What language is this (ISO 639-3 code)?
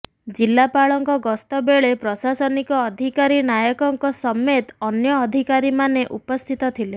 ori